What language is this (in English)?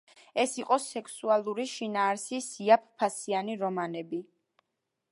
Georgian